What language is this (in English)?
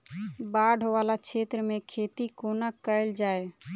Maithili